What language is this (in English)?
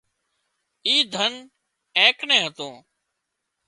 Wadiyara Koli